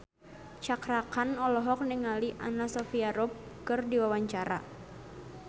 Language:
Sundanese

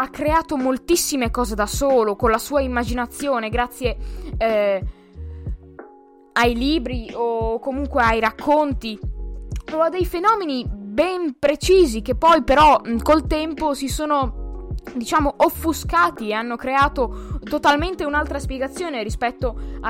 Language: Italian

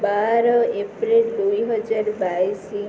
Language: Odia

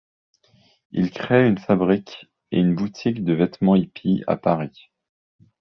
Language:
French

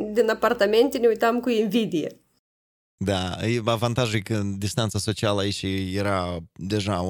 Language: Romanian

